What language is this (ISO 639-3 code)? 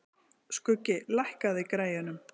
isl